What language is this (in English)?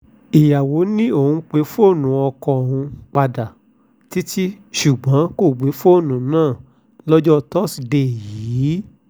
Yoruba